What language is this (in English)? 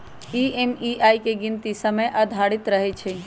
Magahi